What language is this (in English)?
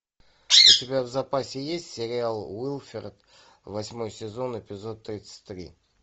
Russian